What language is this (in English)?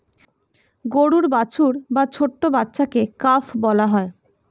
Bangla